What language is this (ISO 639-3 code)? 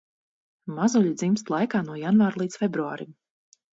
lav